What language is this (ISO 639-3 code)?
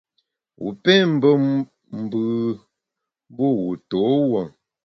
bax